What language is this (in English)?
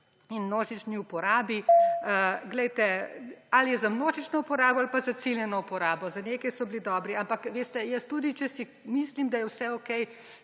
Slovenian